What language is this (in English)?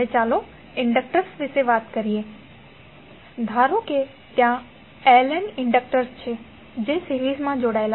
Gujarati